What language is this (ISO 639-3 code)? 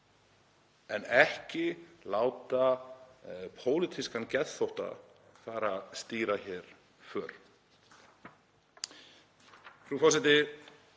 isl